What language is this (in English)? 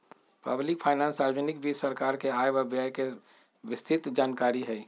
Magahi